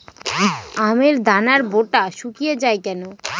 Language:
Bangla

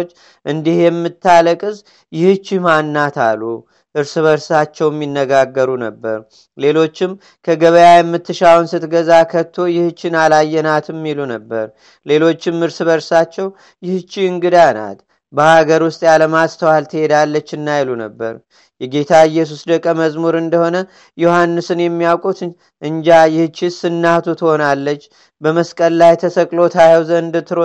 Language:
Amharic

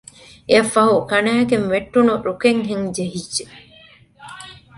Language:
Divehi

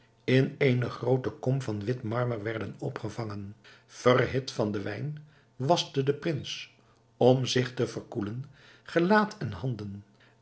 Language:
Dutch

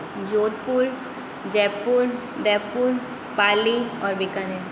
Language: Hindi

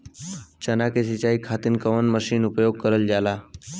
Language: Bhojpuri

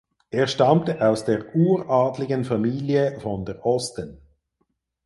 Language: German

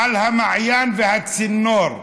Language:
Hebrew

